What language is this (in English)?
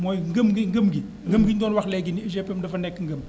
Wolof